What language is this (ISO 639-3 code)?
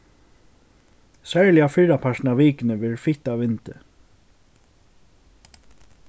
fao